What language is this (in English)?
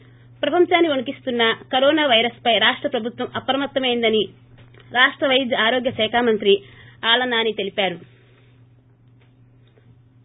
Telugu